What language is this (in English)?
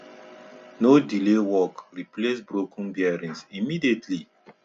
Nigerian Pidgin